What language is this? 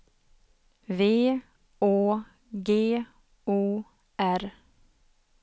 Swedish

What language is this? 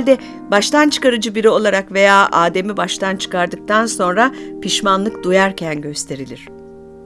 Turkish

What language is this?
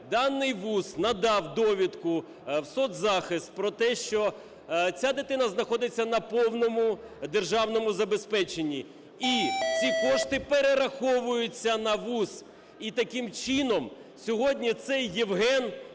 Ukrainian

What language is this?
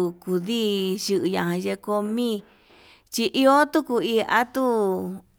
Yutanduchi Mixtec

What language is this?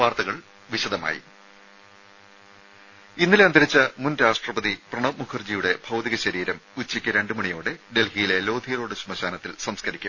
Malayalam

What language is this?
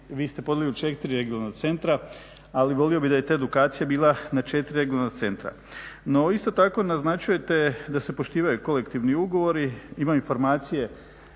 Croatian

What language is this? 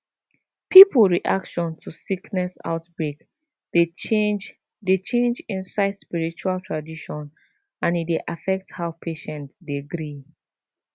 Nigerian Pidgin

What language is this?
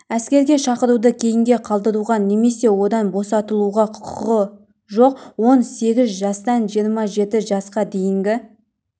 Kazakh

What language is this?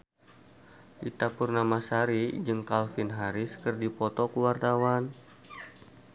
Sundanese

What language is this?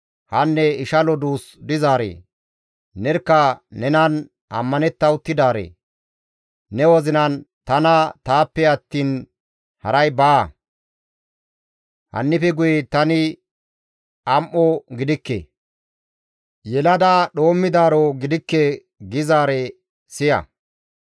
Gamo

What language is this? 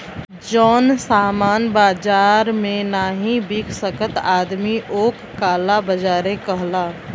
Bhojpuri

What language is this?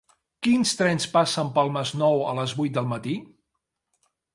Catalan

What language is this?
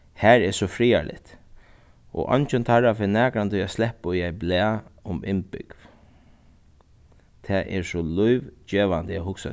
Faroese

